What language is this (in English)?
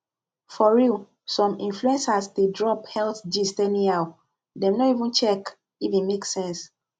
Nigerian Pidgin